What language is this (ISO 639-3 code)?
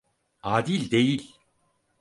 tur